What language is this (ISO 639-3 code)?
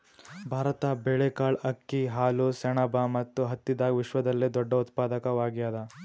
kan